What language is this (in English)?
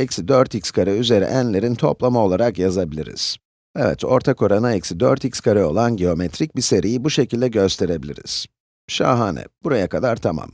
Turkish